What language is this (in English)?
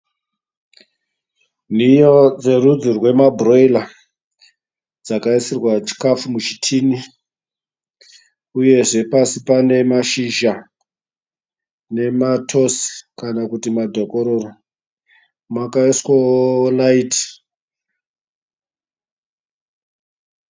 Shona